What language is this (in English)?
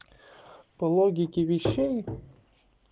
Russian